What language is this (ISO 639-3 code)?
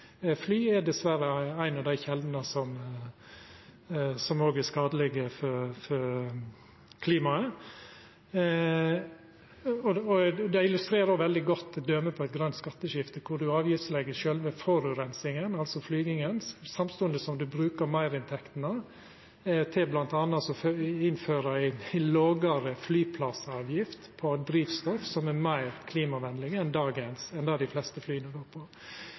nno